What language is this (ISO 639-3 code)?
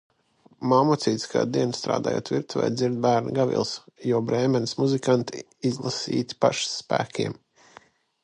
lav